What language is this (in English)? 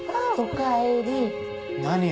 Japanese